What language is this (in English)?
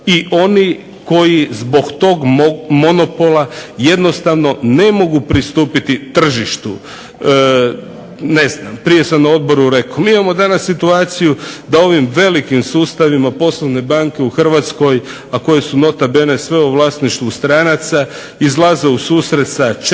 Croatian